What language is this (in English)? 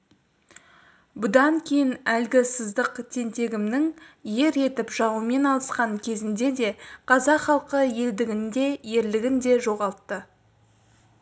Kazakh